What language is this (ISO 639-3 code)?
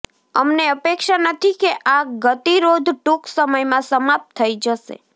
guj